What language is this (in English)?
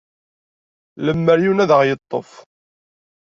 Kabyle